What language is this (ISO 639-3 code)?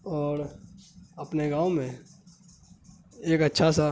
urd